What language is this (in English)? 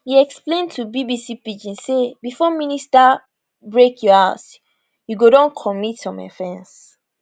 Nigerian Pidgin